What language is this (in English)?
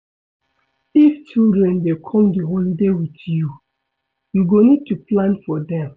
Nigerian Pidgin